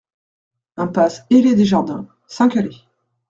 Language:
French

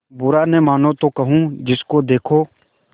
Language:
Hindi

